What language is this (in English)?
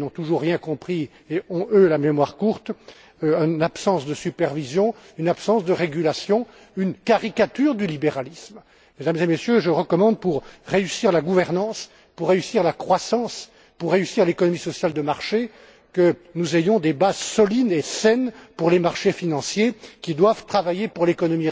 French